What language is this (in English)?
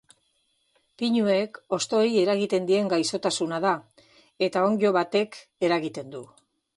Basque